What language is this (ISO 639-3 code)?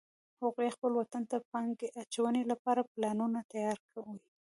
pus